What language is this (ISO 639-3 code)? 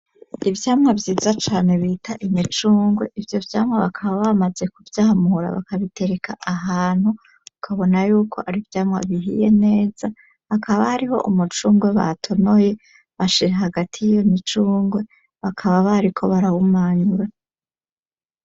run